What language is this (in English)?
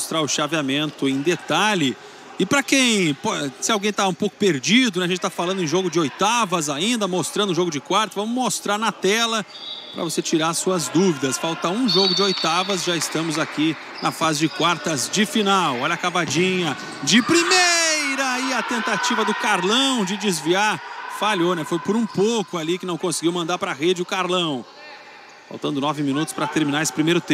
Portuguese